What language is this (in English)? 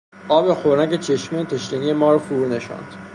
Persian